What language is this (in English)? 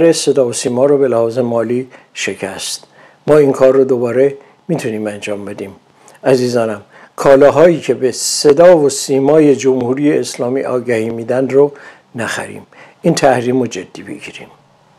Persian